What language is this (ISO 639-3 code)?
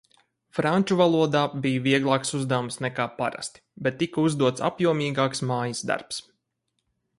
lav